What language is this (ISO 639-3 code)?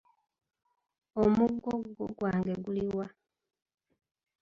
lug